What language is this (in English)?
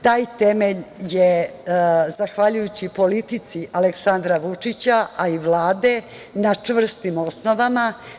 Serbian